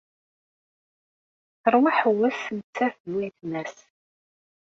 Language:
Kabyle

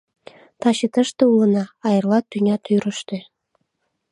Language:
Mari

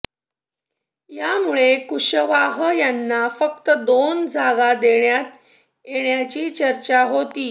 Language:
Marathi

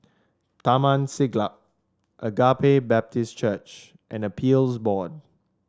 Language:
English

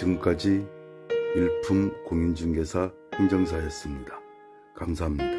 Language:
Korean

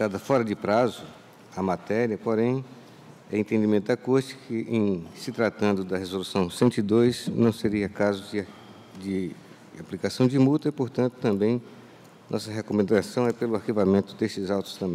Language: Portuguese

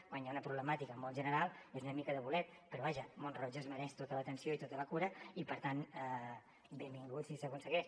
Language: Catalan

